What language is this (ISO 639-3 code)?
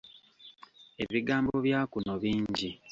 lug